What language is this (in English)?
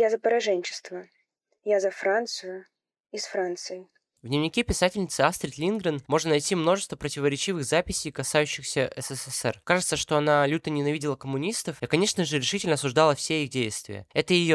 Russian